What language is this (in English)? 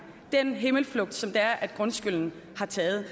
Danish